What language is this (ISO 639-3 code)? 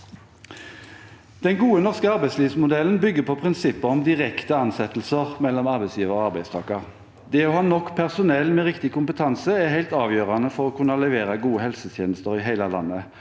nor